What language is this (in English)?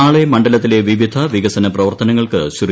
Malayalam